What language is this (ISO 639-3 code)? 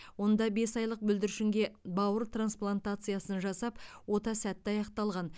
kaz